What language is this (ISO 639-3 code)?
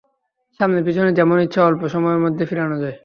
ben